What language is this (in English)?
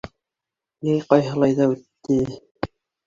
Bashkir